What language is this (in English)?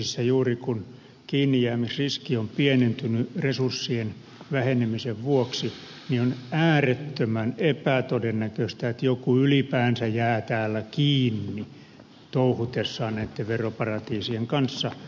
Finnish